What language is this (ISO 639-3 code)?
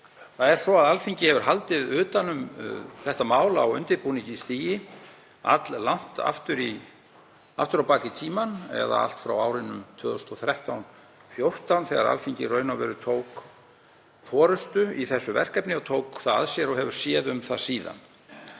isl